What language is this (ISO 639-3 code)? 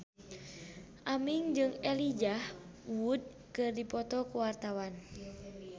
sun